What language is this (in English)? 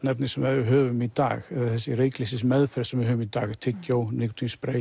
Icelandic